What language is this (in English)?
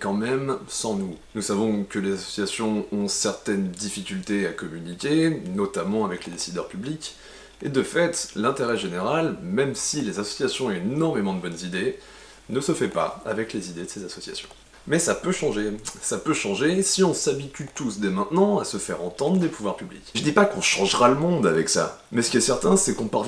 French